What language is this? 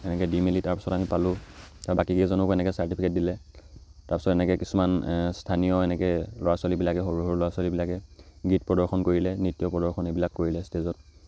Assamese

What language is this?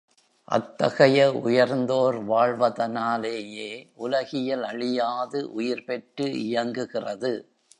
Tamil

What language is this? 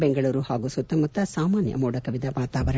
Kannada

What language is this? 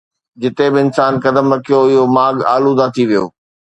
Sindhi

